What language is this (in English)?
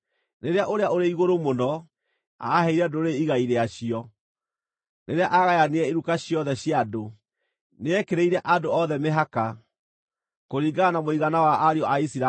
Kikuyu